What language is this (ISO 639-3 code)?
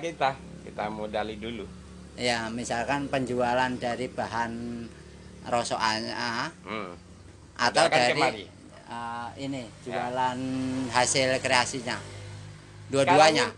ind